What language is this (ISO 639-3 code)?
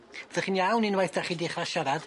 cym